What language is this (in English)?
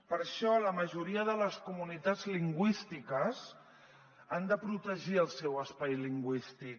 Catalan